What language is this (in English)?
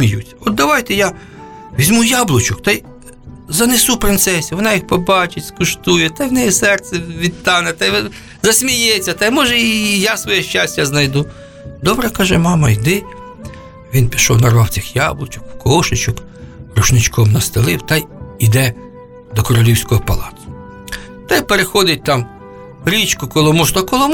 Ukrainian